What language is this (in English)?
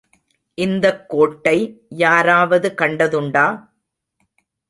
Tamil